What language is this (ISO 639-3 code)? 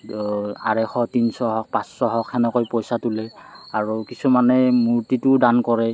asm